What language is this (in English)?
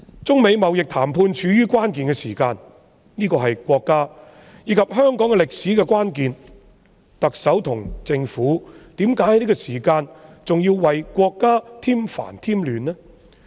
Cantonese